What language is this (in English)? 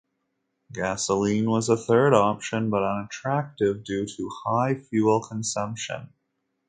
English